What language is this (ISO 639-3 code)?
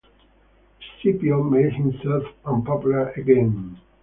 eng